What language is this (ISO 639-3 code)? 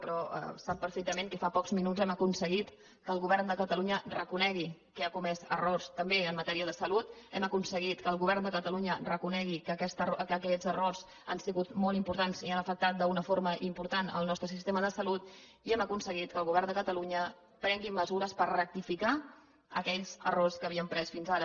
cat